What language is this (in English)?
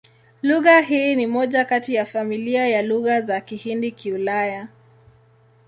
Swahili